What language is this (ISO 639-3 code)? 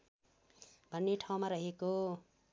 nep